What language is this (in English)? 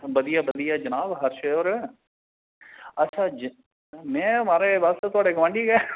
Dogri